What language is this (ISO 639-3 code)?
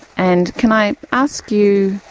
eng